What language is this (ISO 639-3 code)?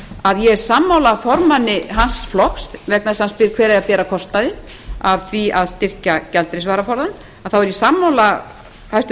isl